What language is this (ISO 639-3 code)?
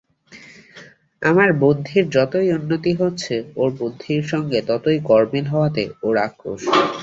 ben